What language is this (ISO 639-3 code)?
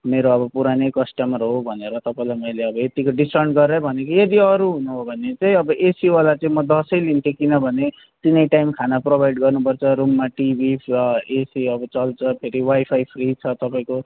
nep